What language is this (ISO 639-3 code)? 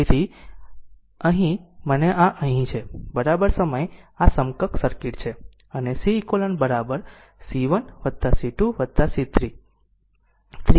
guj